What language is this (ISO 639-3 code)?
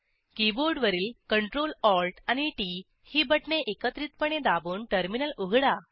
mar